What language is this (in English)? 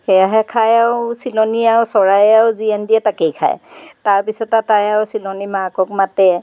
Assamese